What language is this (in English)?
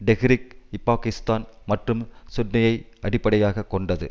Tamil